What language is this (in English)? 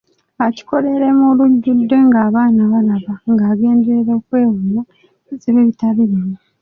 Ganda